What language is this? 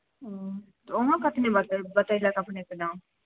Maithili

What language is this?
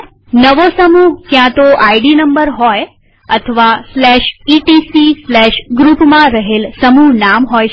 Gujarati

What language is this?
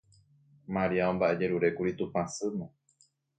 Guarani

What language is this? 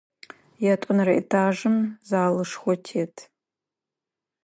Adyghe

